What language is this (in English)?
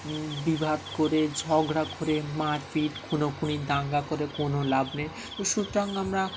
Bangla